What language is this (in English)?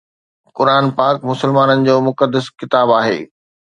Sindhi